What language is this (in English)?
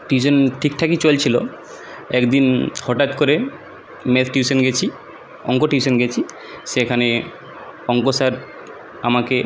Bangla